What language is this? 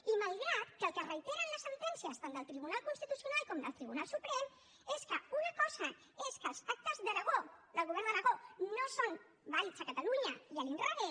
Catalan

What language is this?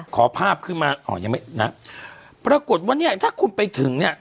Thai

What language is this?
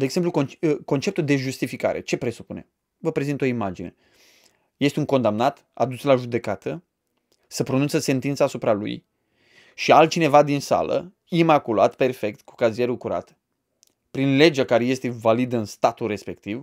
Romanian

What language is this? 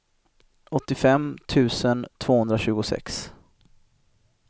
Swedish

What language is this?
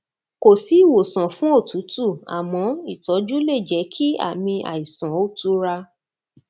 Yoruba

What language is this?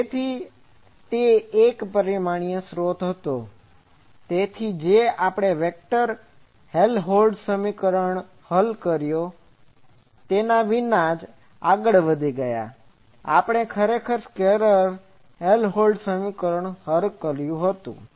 Gujarati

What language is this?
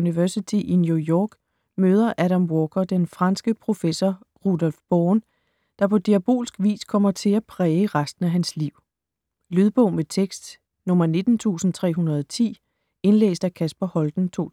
Danish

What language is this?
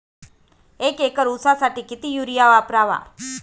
Marathi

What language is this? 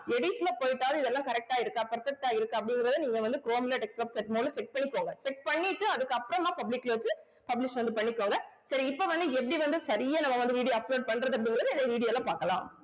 Tamil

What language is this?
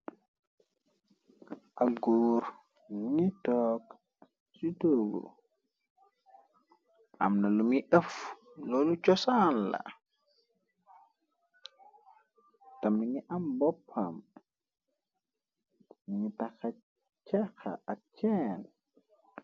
Wolof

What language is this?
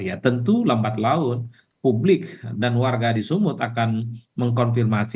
Indonesian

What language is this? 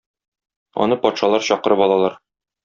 Tatar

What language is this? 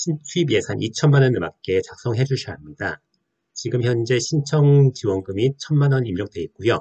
Korean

